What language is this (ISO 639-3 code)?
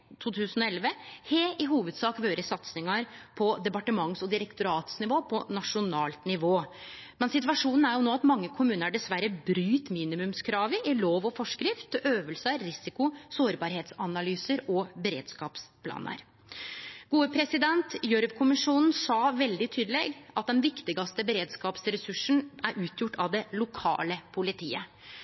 nno